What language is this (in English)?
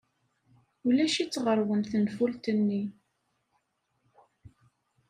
Kabyle